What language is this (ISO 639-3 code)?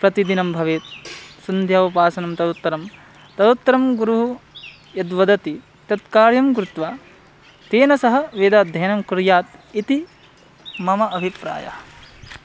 san